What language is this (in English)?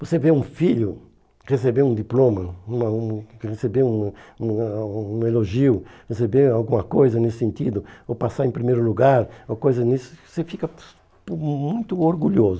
Portuguese